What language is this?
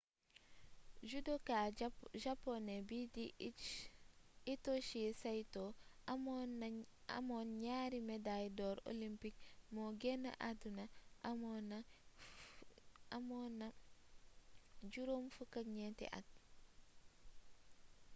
Wolof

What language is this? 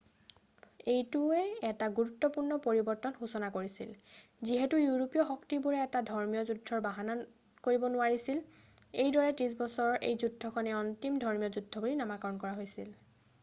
Assamese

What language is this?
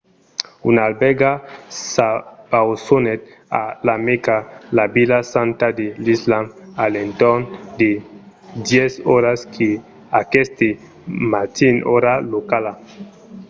Occitan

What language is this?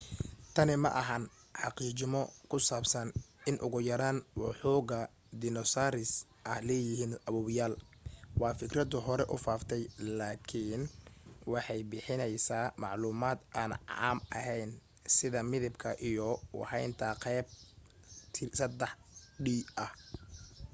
Somali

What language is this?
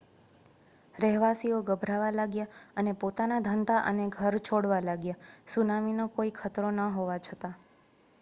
Gujarati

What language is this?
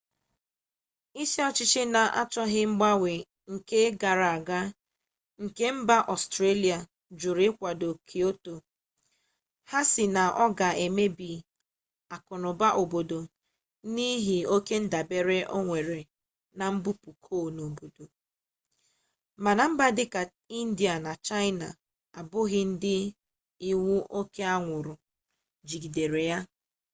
Igbo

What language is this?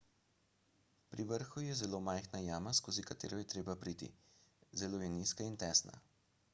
Slovenian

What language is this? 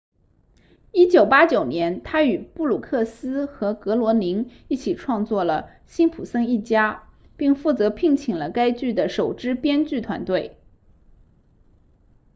Chinese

